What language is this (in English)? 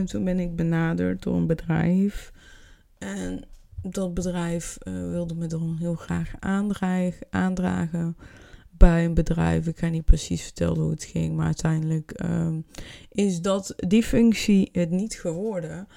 Dutch